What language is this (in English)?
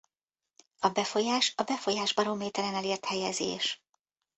Hungarian